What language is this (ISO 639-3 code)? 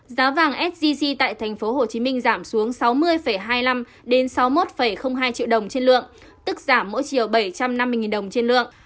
vie